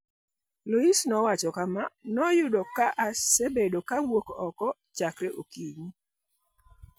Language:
Luo (Kenya and Tanzania)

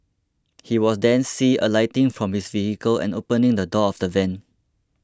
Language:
English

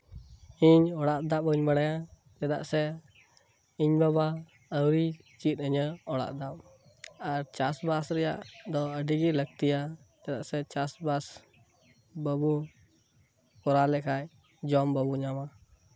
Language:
Santali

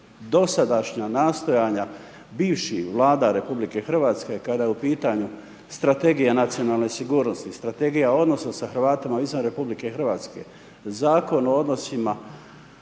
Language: Croatian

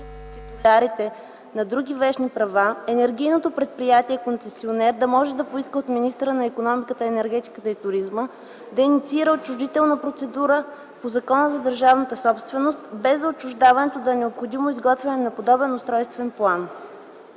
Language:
Bulgarian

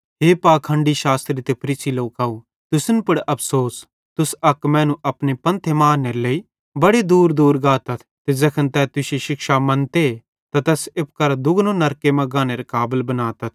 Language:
Bhadrawahi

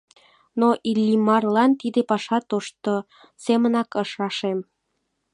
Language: Mari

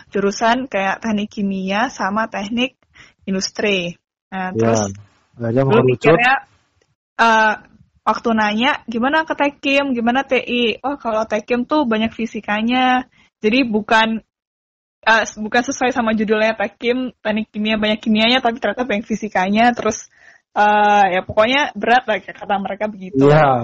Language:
Indonesian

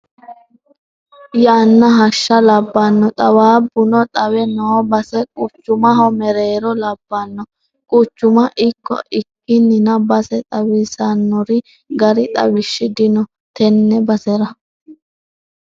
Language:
Sidamo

